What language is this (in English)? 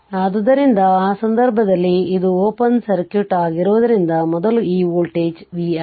Kannada